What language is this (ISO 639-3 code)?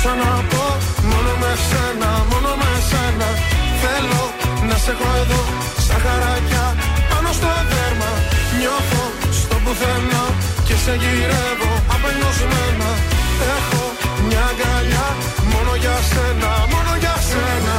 ell